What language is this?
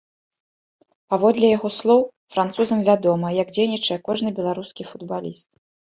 Belarusian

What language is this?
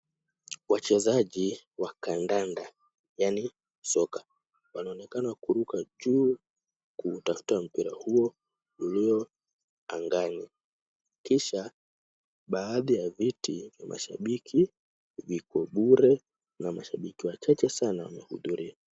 Swahili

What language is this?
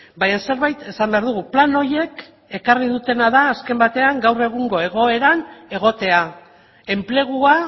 Basque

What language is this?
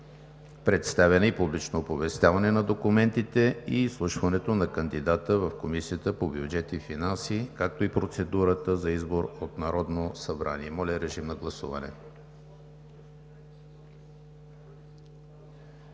Bulgarian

